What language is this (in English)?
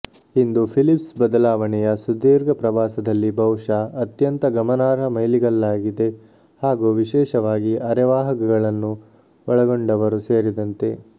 Kannada